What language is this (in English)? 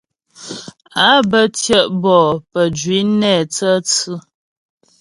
Ghomala